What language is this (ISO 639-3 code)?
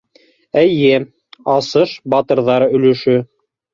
bak